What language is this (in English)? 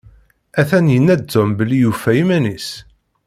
Kabyle